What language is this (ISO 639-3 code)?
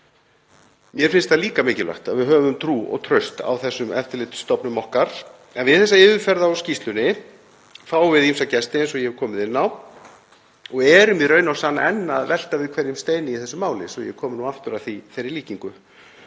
isl